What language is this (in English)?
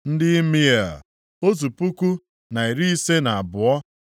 Igbo